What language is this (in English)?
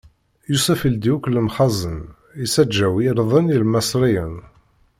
Kabyle